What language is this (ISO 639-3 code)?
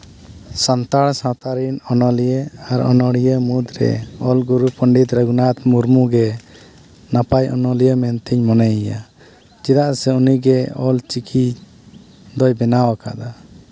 sat